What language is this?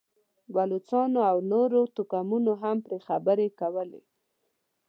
Pashto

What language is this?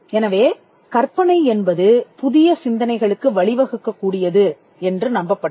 Tamil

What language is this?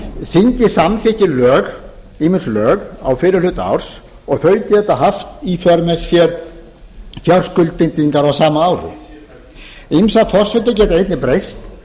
Icelandic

